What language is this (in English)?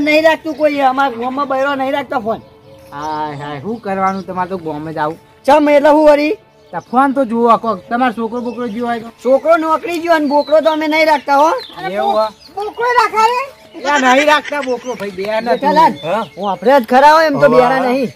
Gujarati